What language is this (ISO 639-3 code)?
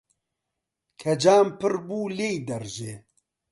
ckb